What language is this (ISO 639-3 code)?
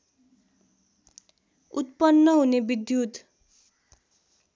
nep